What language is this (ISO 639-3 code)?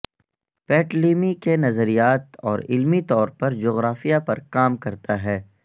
urd